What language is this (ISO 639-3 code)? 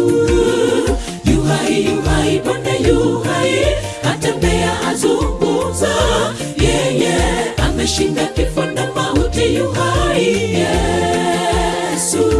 ind